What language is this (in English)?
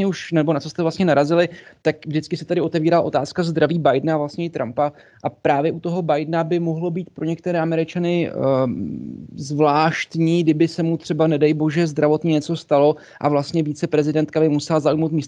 Czech